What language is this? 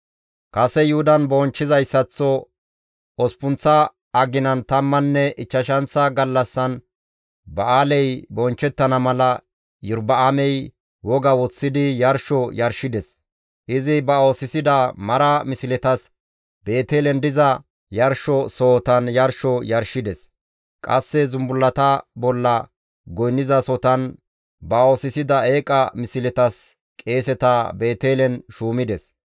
Gamo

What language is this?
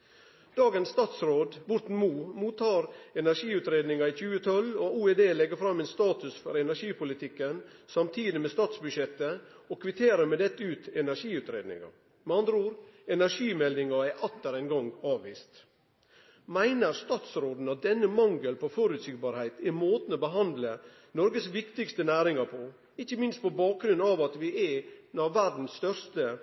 Norwegian Nynorsk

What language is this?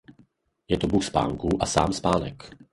Czech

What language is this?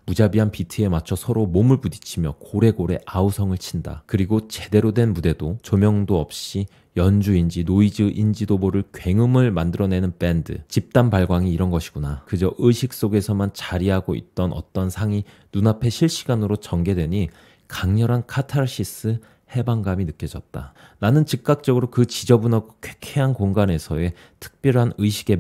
Korean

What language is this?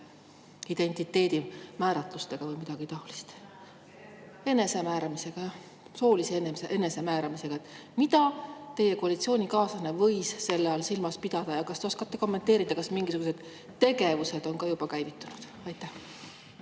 Estonian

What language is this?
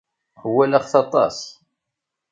Kabyle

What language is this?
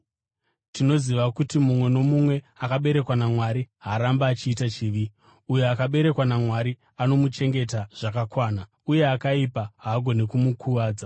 Shona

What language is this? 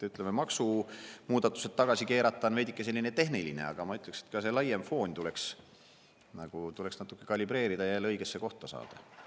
Estonian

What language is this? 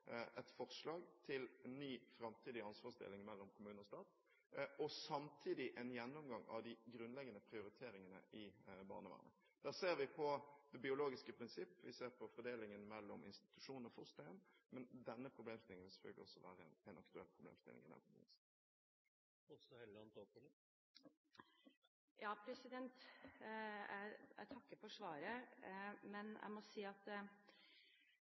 Norwegian Bokmål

